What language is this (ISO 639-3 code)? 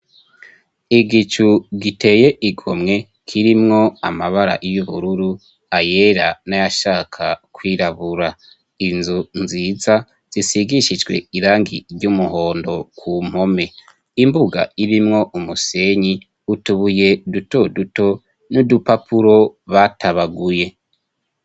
run